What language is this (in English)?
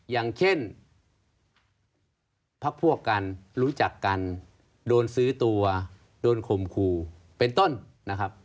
Thai